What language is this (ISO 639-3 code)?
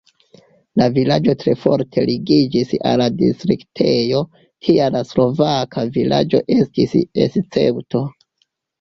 epo